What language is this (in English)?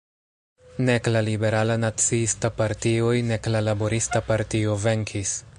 Esperanto